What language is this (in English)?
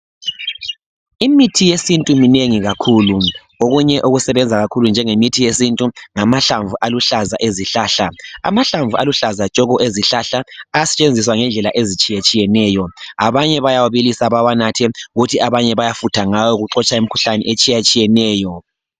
North Ndebele